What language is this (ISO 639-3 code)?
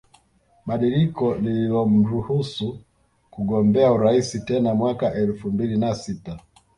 swa